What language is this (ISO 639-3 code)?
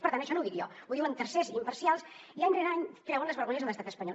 cat